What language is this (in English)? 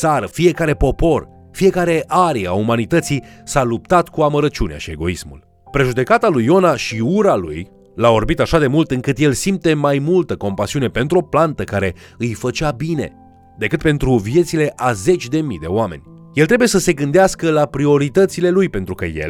Romanian